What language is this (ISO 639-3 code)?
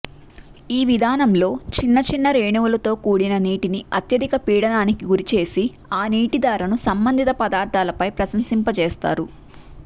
tel